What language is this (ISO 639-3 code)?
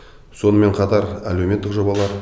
kaz